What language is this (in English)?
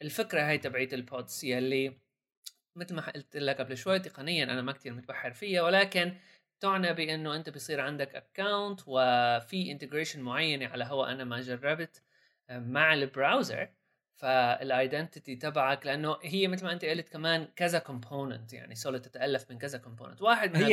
Arabic